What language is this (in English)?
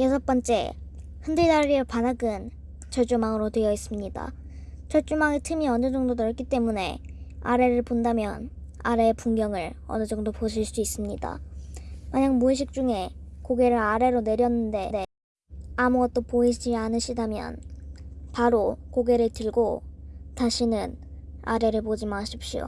Korean